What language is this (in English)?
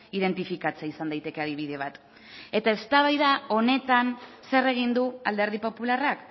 Basque